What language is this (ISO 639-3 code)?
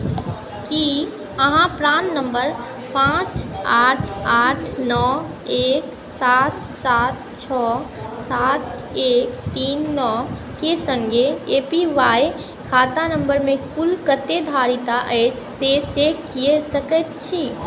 mai